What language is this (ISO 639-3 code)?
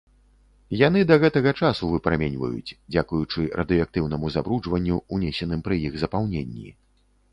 bel